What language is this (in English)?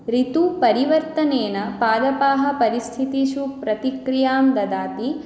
Sanskrit